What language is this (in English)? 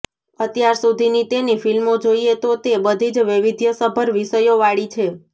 Gujarati